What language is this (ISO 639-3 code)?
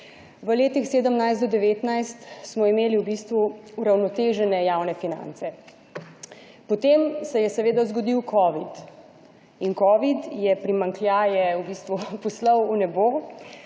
slv